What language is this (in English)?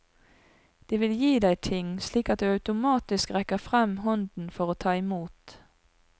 Norwegian